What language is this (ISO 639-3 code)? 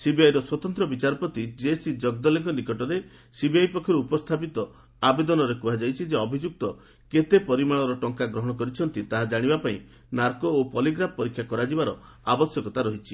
ori